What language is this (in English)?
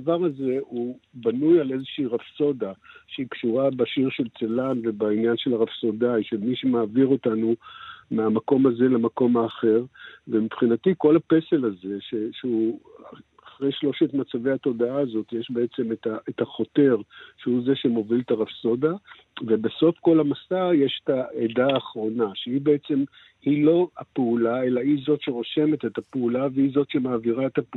Hebrew